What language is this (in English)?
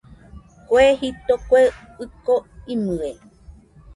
Nüpode Huitoto